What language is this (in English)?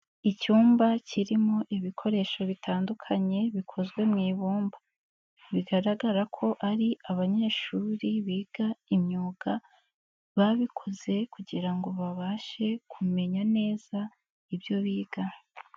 Kinyarwanda